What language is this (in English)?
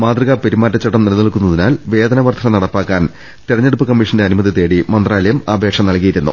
Malayalam